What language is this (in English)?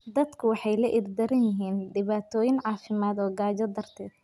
Somali